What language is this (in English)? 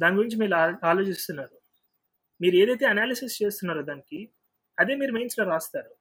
Telugu